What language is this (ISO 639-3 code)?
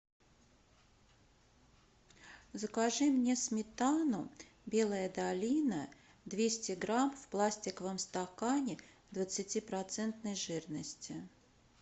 rus